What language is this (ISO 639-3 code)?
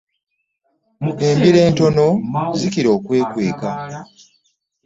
lug